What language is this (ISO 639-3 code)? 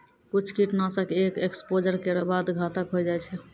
mai